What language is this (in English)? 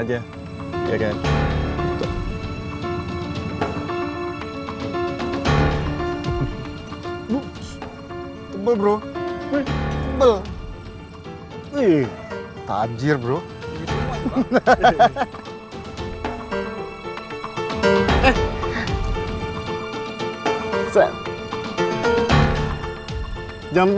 Indonesian